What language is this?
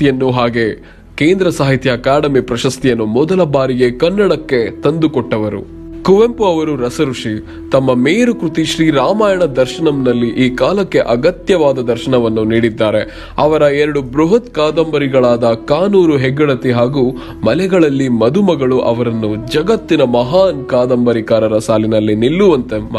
Kannada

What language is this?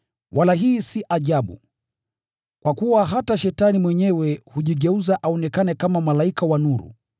Swahili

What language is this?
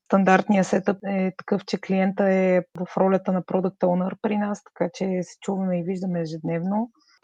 Bulgarian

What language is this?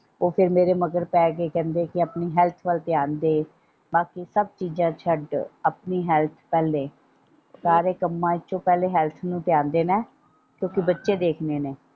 Punjabi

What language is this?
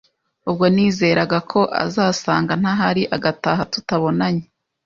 Kinyarwanda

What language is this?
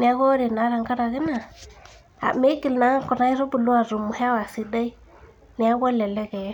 Masai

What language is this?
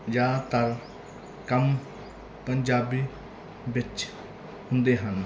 Punjabi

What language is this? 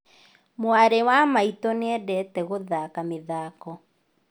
Kikuyu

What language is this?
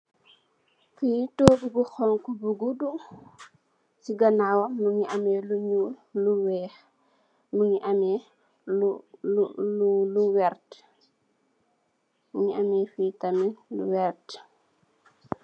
Wolof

